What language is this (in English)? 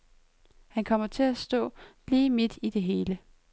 Danish